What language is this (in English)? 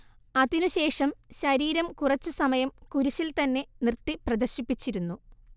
Malayalam